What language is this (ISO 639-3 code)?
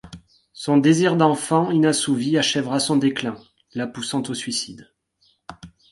fra